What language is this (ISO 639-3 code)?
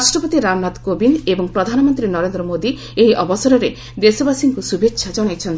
ori